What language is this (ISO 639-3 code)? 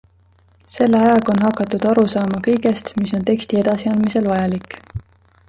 est